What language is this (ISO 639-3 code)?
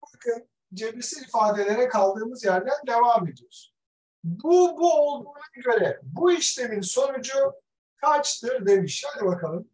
tur